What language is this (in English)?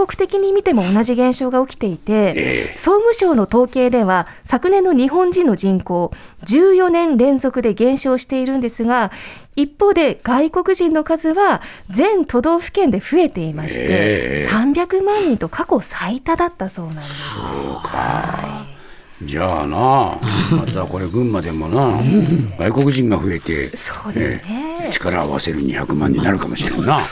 Japanese